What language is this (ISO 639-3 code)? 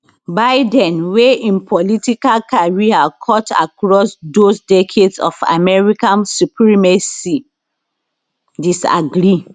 pcm